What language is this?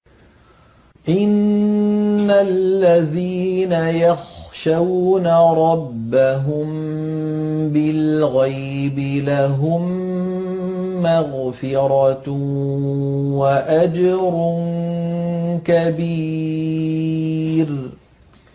Arabic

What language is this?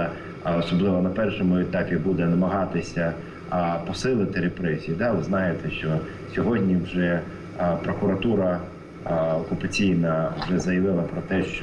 Ukrainian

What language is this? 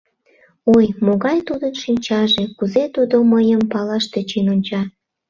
Mari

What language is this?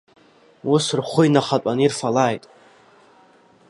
Abkhazian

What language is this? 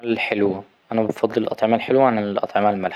Egyptian Arabic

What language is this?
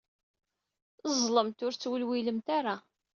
Kabyle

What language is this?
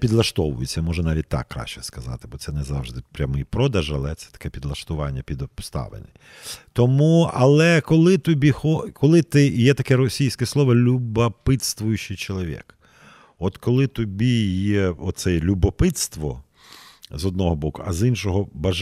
Ukrainian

